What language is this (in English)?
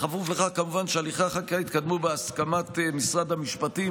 Hebrew